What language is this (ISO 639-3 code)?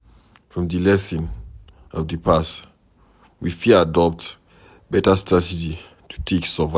pcm